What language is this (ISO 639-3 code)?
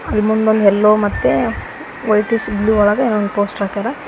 kan